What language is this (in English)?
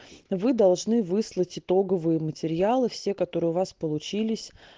Russian